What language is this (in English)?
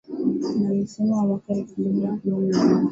Swahili